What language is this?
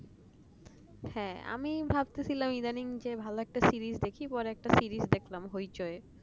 Bangla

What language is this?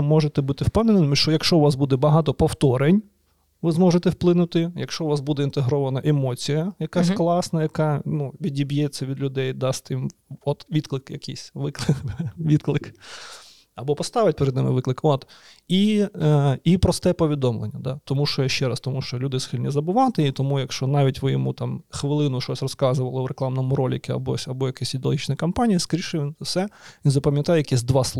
Ukrainian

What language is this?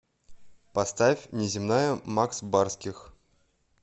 Russian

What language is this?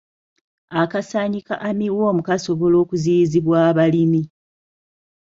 Ganda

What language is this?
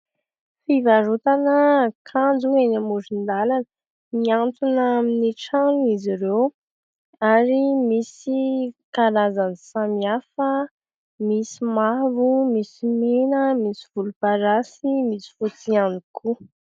Malagasy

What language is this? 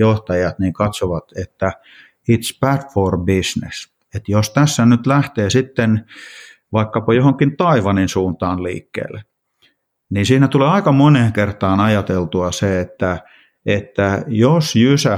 Finnish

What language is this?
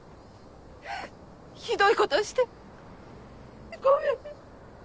Japanese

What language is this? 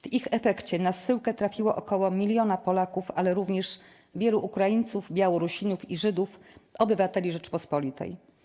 Polish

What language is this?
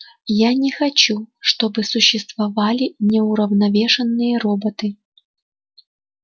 Russian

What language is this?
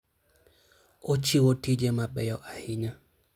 Luo (Kenya and Tanzania)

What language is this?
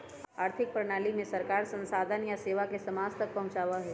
Magahi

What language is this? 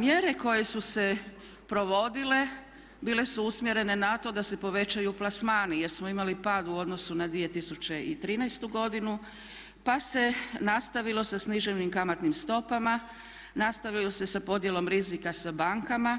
Croatian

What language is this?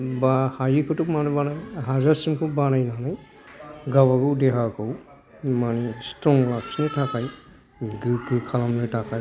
Bodo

